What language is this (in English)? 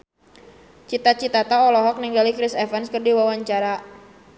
Sundanese